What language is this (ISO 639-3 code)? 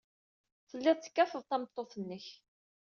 kab